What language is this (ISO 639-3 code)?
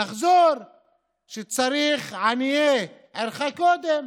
heb